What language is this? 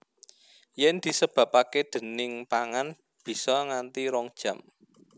Javanese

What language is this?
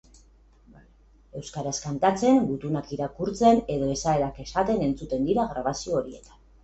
Basque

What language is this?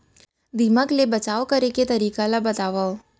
Chhattisgarhi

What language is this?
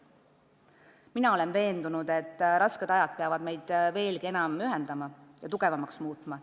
Estonian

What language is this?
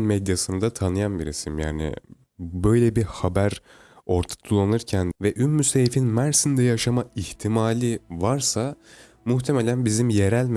Turkish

